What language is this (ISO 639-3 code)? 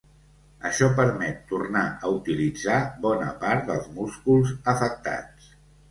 cat